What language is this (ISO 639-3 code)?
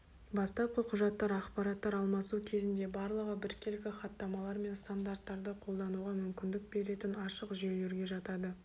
kaz